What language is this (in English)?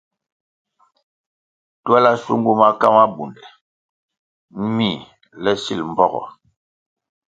Kwasio